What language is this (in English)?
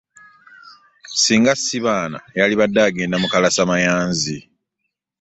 Ganda